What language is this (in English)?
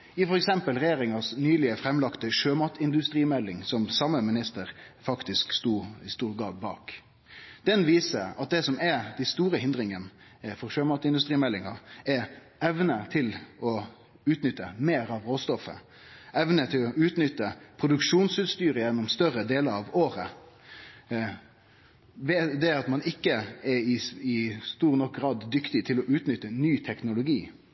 Norwegian Nynorsk